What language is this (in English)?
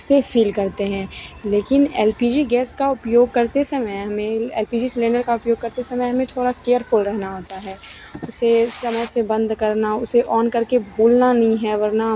Hindi